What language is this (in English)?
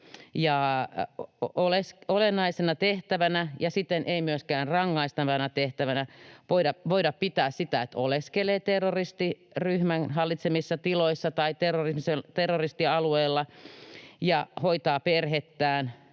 Finnish